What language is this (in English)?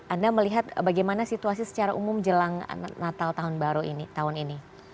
Indonesian